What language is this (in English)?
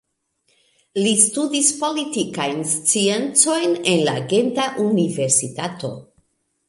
Esperanto